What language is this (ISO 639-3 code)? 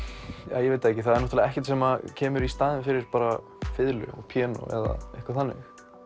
isl